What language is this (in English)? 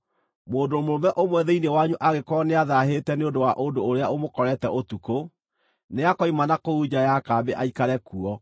Kikuyu